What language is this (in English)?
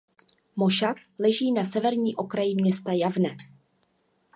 Czech